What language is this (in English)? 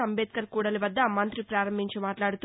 Telugu